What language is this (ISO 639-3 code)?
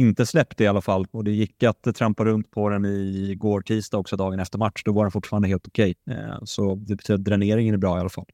swe